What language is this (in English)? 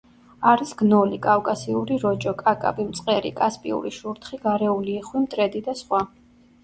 Georgian